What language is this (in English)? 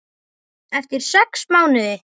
Icelandic